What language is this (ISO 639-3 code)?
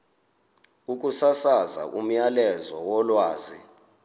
xho